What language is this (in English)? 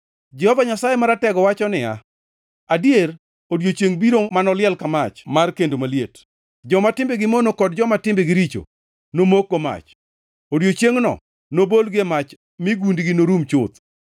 Luo (Kenya and Tanzania)